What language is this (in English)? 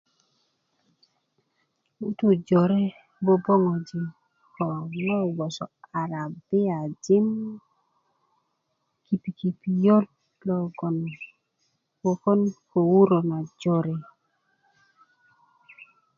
Kuku